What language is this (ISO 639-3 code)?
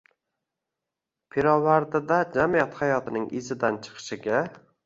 uzb